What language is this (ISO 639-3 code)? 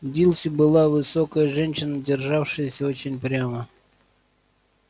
rus